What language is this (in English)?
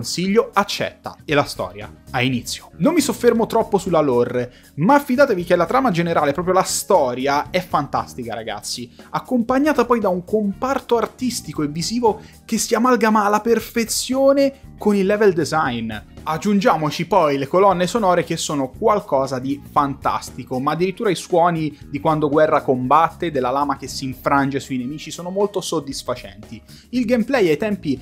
Italian